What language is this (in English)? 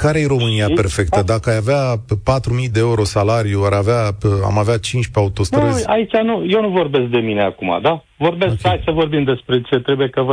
Romanian